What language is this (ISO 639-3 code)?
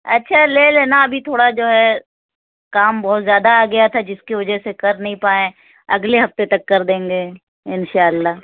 urd